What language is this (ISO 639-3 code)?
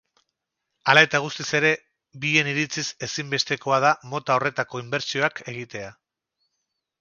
eus